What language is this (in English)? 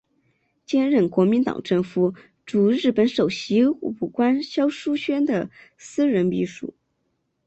Chinese